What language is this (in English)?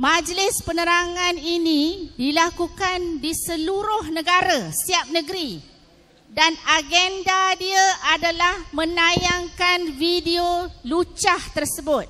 Malay